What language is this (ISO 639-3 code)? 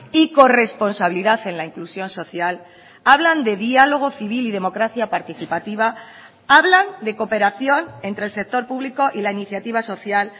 spa